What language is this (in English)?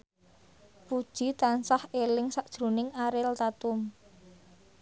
Javanese